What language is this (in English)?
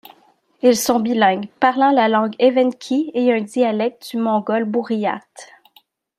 French